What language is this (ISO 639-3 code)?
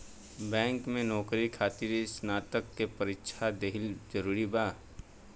bho